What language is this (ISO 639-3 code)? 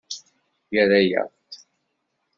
kab